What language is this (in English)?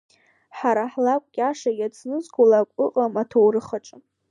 Abkhazian